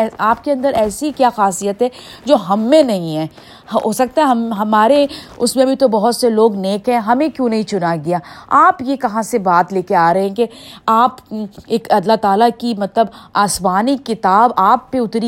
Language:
Urdu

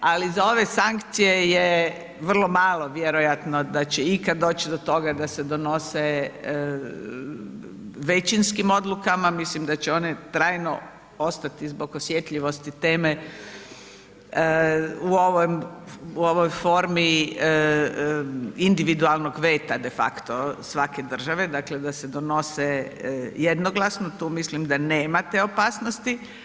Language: Croatian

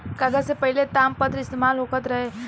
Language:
Bhojpuri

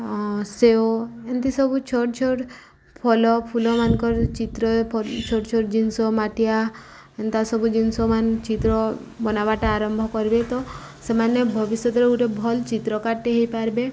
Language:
Odia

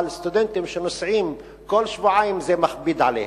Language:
Hebrew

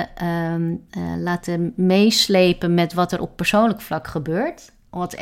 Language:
Dutch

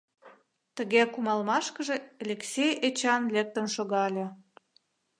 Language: Mari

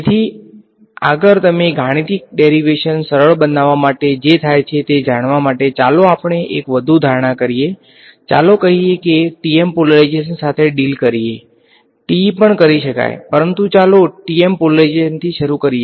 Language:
Gujarati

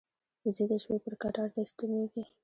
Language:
Pashto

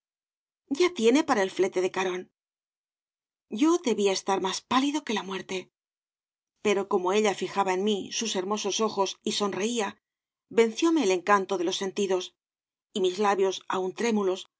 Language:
Spanish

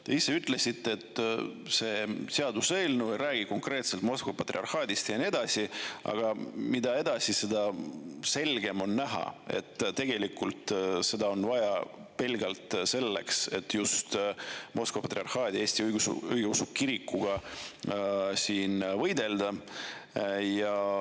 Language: Estonian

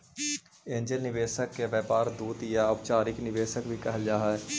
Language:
Magahi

